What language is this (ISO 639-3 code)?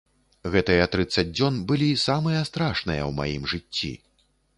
bel